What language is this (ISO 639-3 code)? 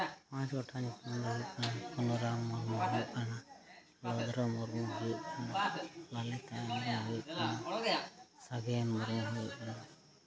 sat